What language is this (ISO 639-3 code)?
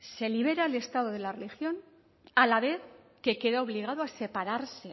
spa